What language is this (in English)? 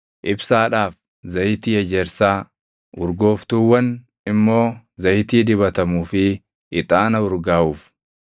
Oromo